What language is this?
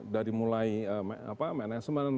Indonesian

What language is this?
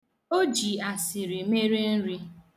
Igbo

